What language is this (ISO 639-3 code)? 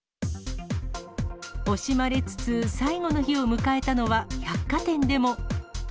jpn